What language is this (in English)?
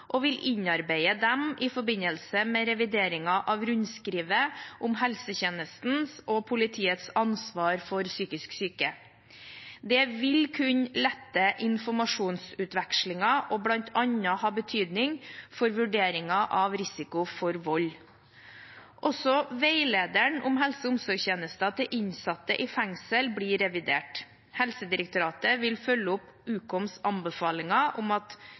Norwegian Bokmål